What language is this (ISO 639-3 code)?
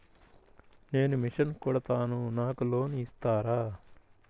tel